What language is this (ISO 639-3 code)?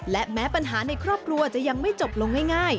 tha